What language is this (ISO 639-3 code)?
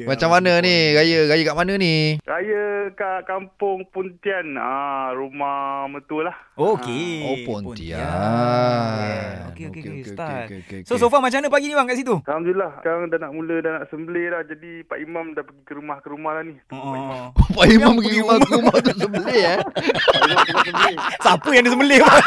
msa